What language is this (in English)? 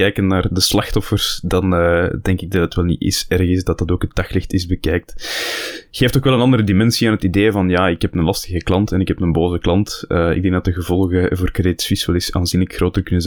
Dutch